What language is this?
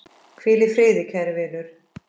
Icelandic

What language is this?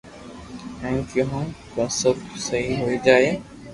Loarki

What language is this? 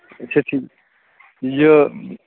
Kashmiri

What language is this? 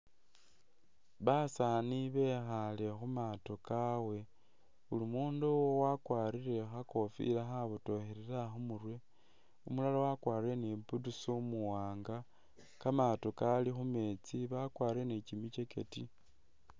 Masaaba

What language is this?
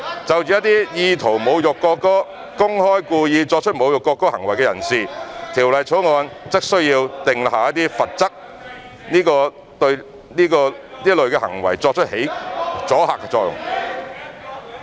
Cantonese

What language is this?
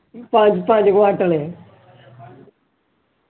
Dogri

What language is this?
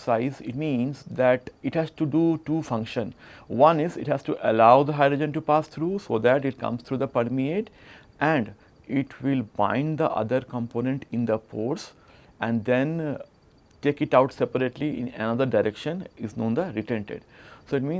English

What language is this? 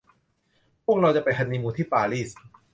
Thai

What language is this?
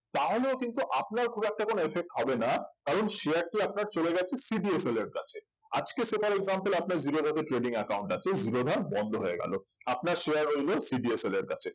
Bangla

